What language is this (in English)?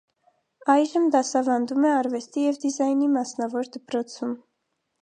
Armenian